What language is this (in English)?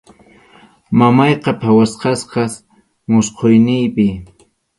Arequipa-La Unión Quechua